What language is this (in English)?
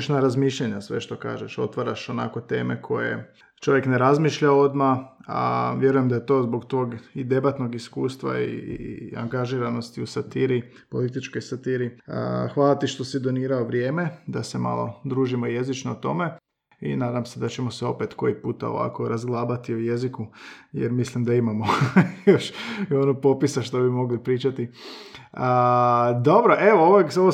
Croatian